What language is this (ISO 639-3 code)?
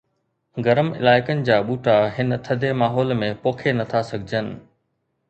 snd